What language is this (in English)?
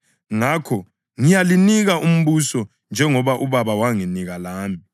North Ndebele